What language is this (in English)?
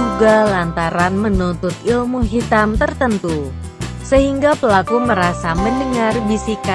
Indonesian